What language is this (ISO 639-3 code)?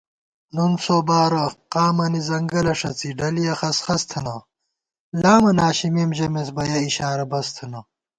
gwt